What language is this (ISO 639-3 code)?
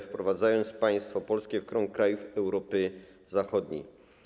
pol